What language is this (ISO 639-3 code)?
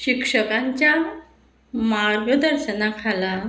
kok